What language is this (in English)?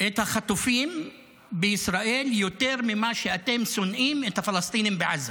Hebrew